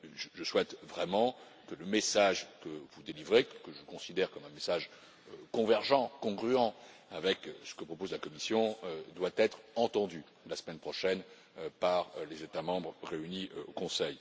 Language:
French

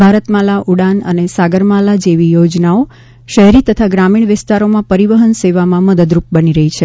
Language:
Gujarati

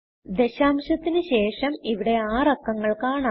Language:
Malayalam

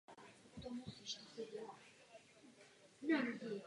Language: Czech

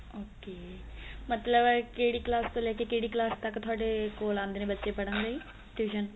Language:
Punjabi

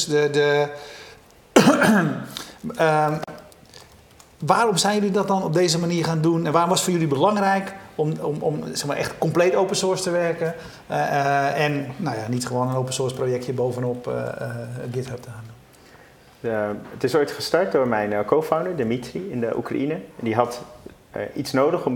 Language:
Dutch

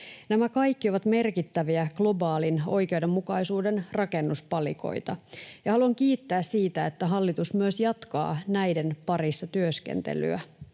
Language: Finnish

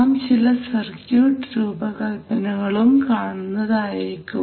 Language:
Malayalam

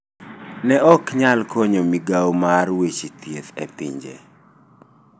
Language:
Luo (Kenya and Tanzania)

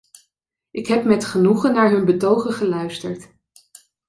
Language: Dutch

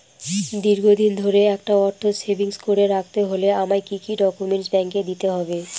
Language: Bangla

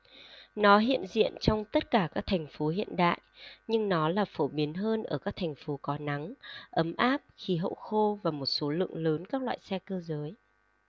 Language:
Vietnamese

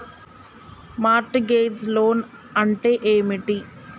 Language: Telugu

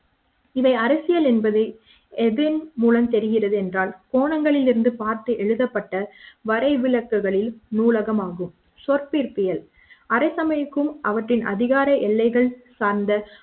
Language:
Tamil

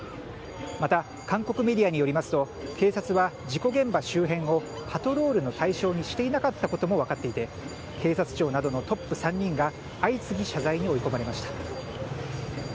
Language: Japanese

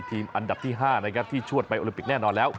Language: Thai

